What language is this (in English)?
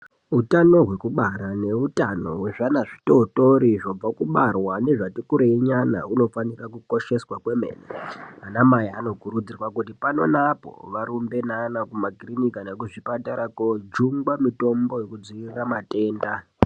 Ndau